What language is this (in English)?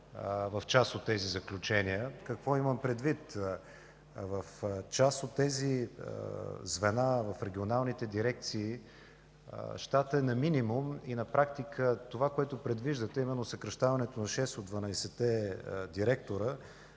Bulgarian